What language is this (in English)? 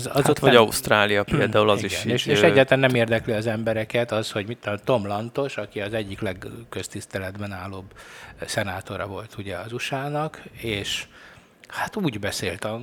Hungarian